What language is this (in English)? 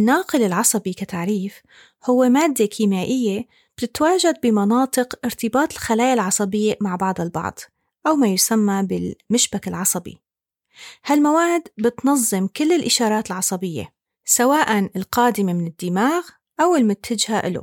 Arabic